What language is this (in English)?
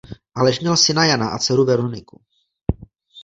Czech